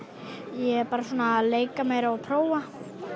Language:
Icelandic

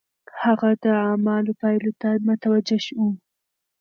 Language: Pashto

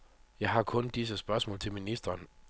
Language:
Danish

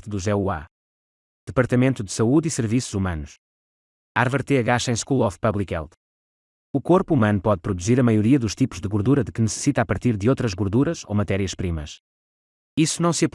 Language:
Portuguese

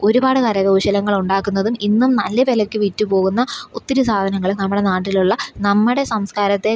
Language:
Malayalam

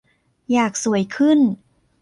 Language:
Thai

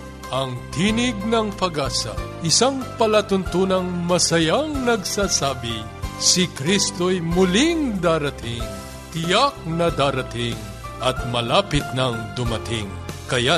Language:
Filipino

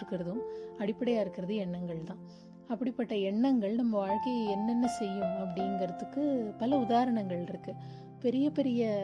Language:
Tamil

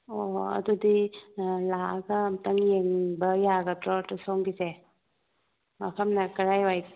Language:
Manipuri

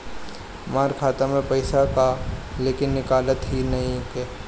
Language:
Bhojpuri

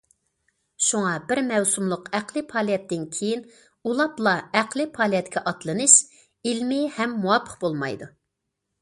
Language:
Uyghur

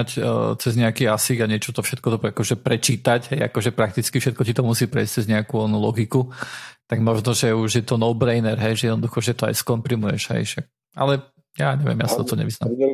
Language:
Slovak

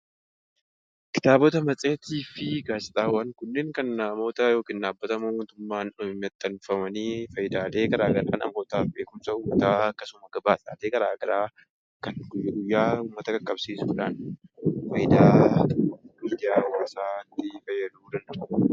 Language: Oromo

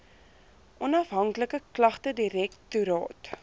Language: Afrikaans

